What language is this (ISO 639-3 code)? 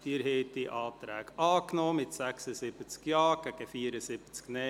gsw